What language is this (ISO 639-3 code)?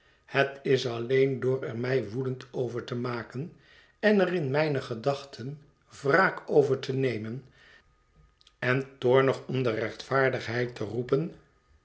nld